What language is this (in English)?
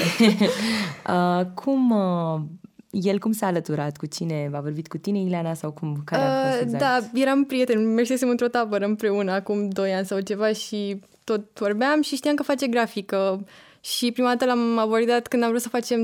Romanian